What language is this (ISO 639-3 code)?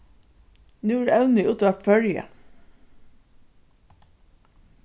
fao